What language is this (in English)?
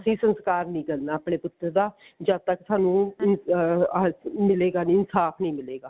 Punjabi